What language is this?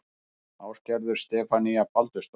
Icelandic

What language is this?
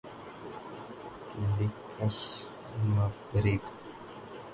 Urdu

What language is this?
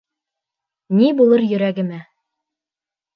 Bashkir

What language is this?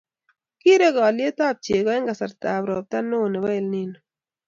Kalenjin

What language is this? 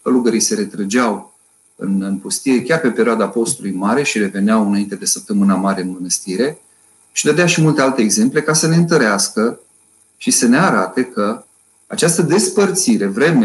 Romanian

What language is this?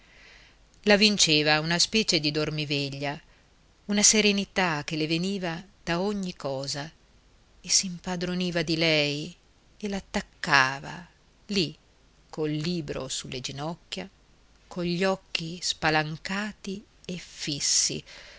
Italian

